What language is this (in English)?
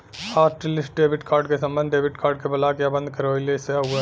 Bhojpuri